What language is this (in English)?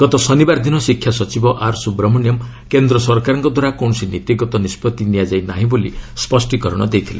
Odia